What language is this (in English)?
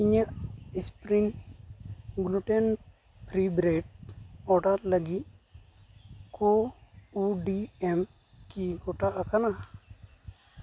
Santali